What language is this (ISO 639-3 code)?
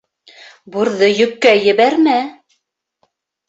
bak